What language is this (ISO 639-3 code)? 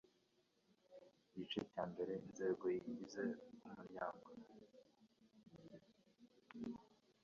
kin